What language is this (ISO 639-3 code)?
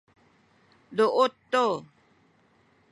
szy